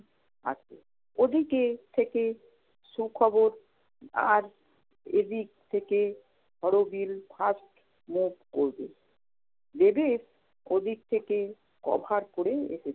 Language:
Bangla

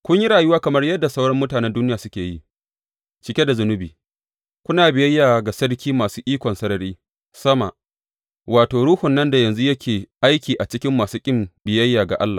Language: Hausa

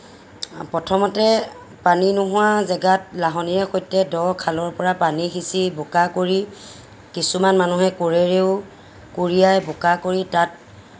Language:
Assamese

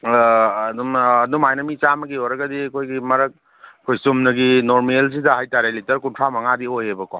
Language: Manipuri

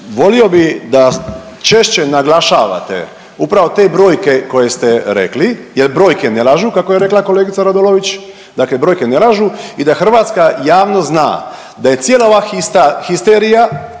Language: Croatian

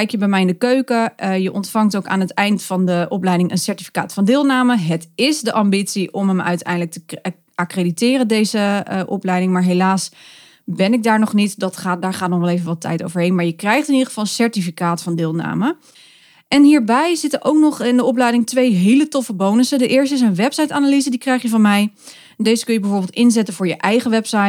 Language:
Dutch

